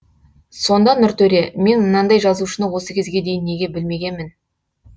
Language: Kazakh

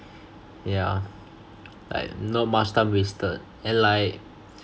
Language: English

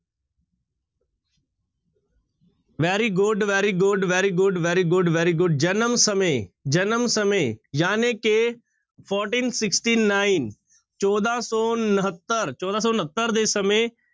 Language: Punjabi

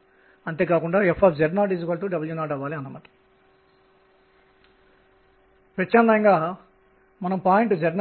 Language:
Telugu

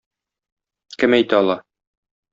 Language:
Tatar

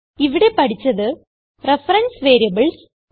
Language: Malayalam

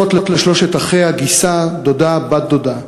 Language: Hebrew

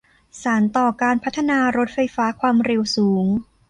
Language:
Thai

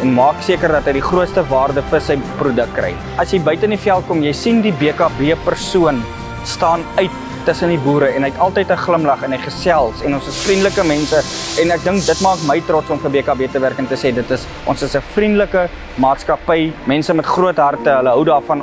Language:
Dutch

